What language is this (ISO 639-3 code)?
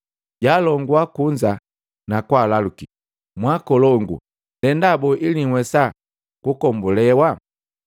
mgv